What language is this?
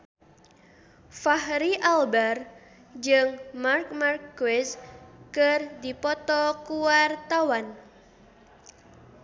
Sundanese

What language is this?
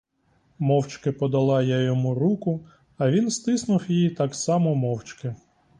Ukrainian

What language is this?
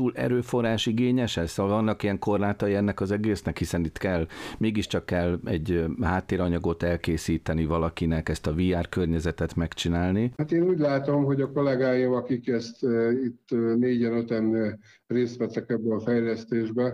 Hungarian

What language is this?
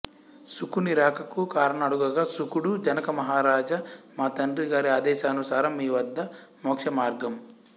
Telugu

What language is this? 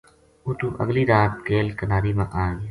Gujari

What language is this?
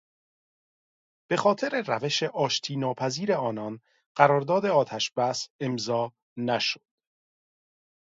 Persian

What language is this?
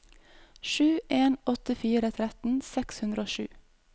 Norwegian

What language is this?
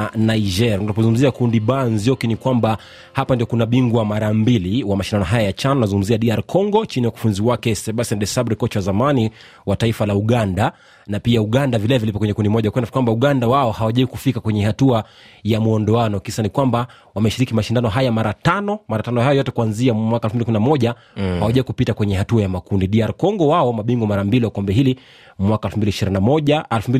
Swahili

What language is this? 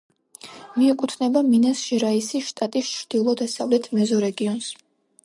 Georgian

